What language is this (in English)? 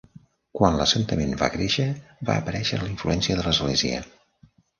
Catalan